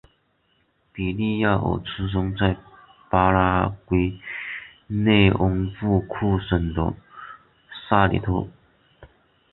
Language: Chinese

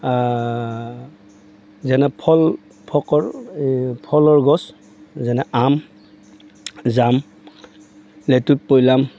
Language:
Assamese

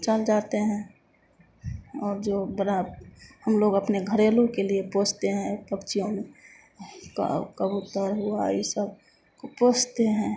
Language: Hindi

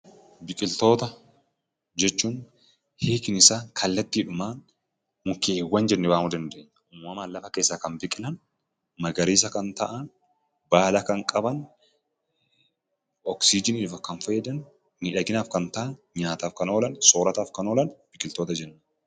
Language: Oromo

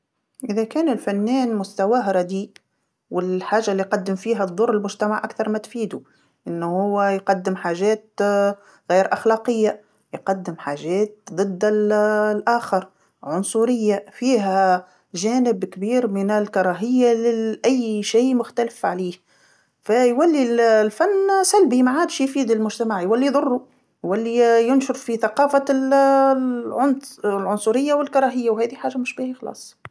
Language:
Tunisian Arabic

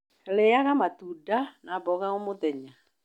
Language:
Kikuyu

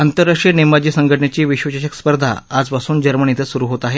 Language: Marathi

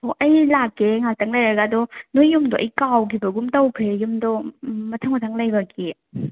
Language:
Manipuri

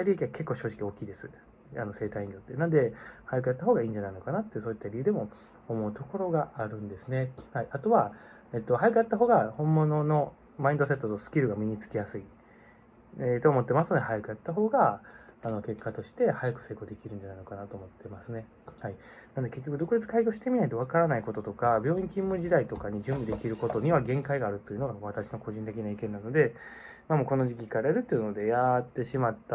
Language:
Japanese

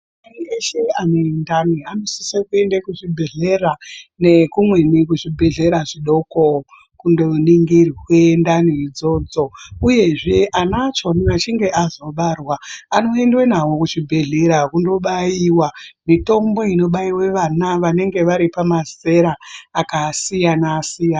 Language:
Ndau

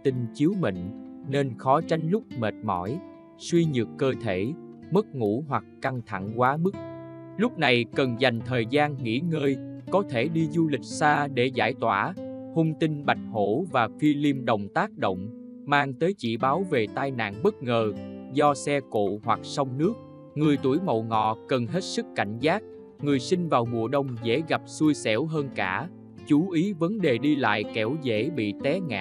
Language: Vietnamese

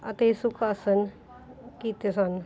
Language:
Punjabi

